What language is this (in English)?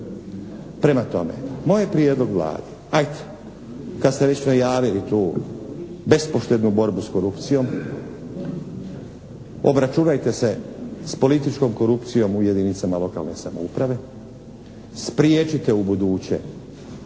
Croatian